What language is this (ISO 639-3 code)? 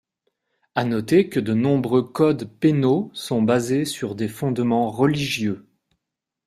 fra